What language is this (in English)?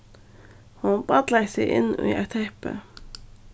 Faroese